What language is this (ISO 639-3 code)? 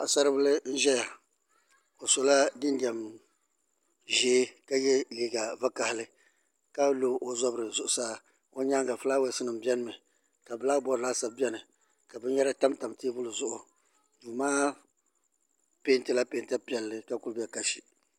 dag